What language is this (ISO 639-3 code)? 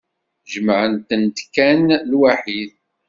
kab